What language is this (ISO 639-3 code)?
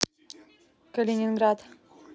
rus